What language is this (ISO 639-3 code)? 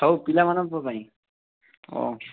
ori